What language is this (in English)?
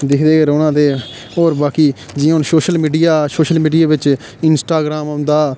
Dogri